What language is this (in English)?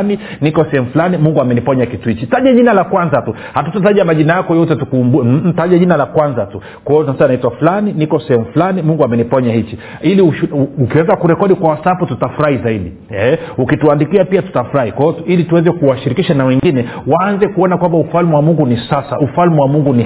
Swahili